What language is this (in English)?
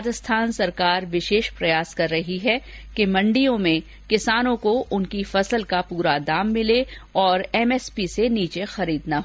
Hindi